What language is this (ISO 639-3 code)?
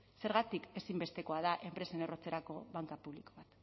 eus